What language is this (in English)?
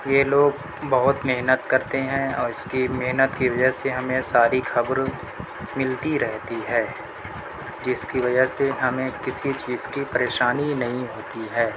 Urdu